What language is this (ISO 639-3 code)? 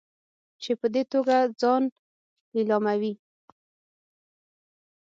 pus